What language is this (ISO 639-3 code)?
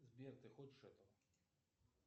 rus